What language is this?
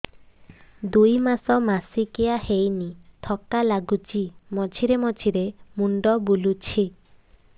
Odia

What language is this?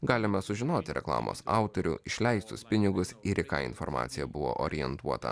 Lithuanian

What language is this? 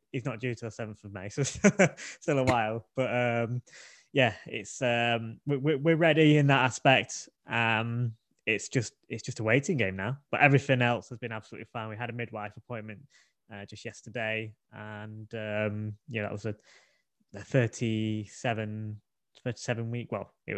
English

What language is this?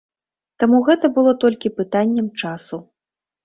Belarusian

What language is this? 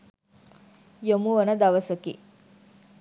Sinhala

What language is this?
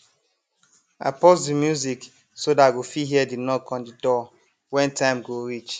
Nigerian Pidgin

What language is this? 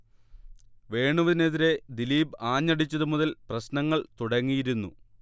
Malayalam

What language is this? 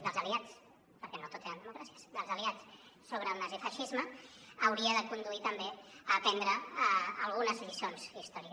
Catalan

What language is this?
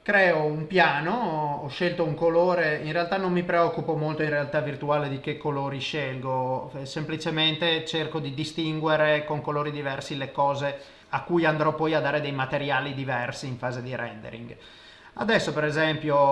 Italian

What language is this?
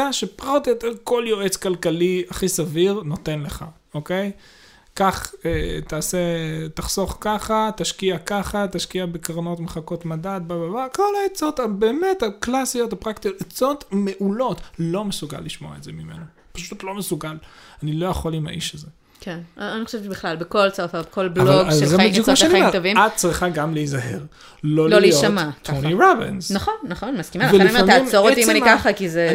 Hebrew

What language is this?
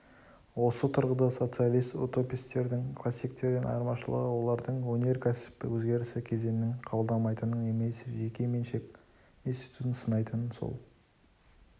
Kazakh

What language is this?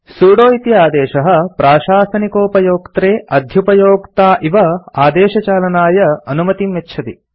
Sanskrit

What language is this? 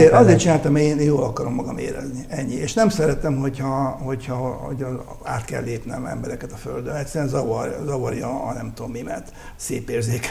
Hungarian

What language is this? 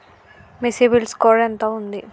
Telugu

